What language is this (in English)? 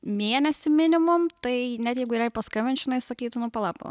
Lithuanian